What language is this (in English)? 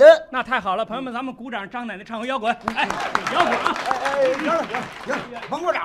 Chinese